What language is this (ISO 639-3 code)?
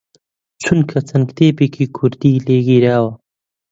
ckb